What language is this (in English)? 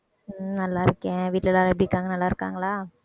Tamil